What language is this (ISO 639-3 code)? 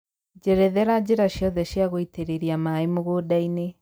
kik